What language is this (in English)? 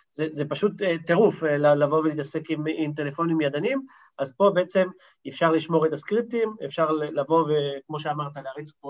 Hebrew